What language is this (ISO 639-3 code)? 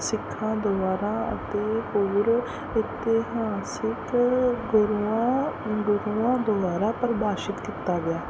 pan